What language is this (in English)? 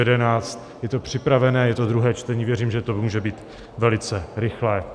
Czech